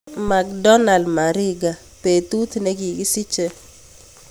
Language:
Kalenjin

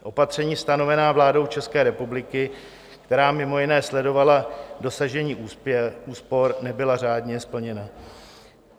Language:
Czech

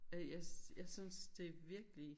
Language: Danish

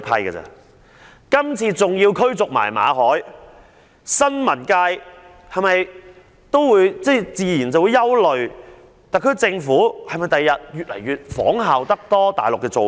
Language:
Cantonese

